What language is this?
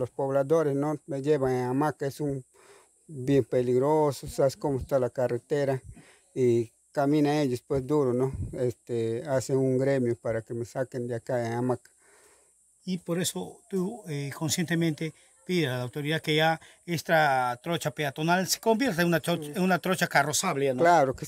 Spanish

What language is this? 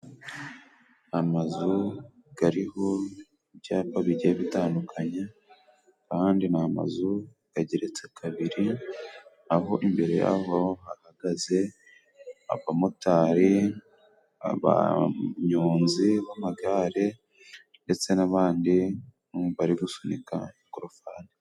Kinyarwanda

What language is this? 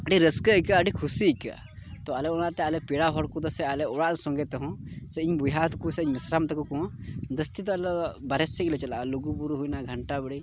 Santali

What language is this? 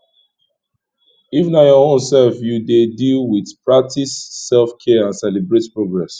Nigerian Pidgin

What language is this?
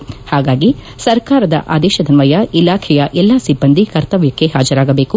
Kannada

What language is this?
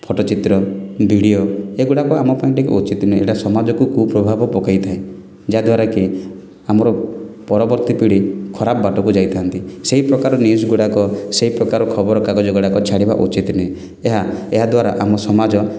Odia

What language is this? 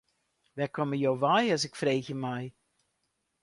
Western Frisian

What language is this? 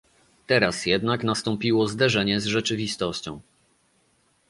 Polish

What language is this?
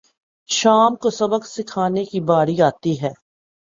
Urdu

